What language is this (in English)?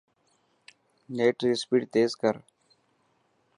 Dhatki